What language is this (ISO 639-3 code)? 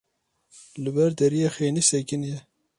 kur